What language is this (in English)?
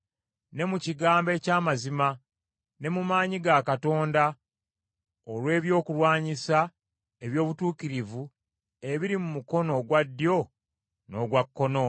Ganda